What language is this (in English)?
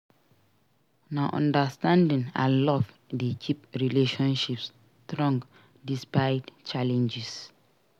Nigerian Pidgin